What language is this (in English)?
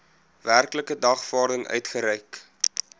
Afrikaans